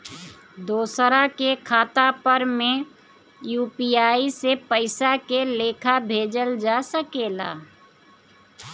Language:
Bhojpuri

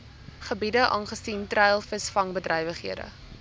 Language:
Afrikaans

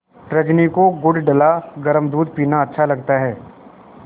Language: Hindi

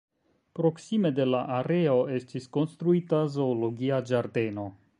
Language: Esperanto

